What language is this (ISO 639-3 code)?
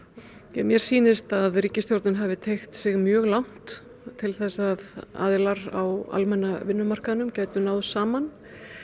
isl